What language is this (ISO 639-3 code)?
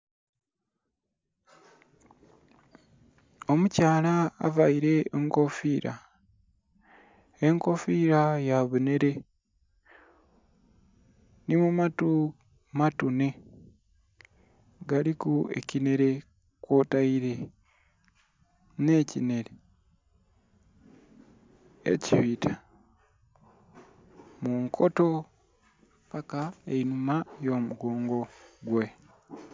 xog